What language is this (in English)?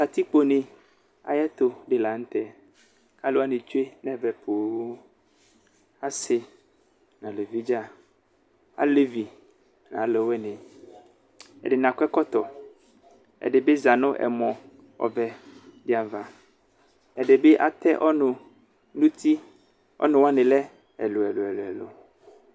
Ikposo